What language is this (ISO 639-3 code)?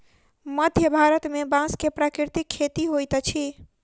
mai